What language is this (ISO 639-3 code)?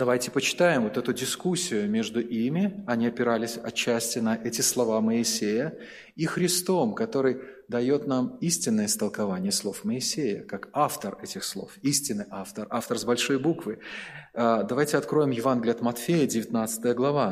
rus